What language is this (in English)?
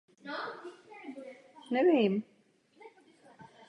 Czech